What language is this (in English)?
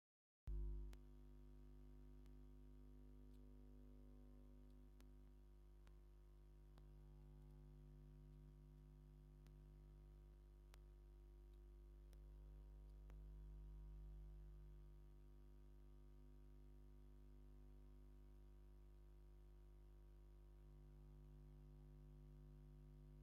Tigrinya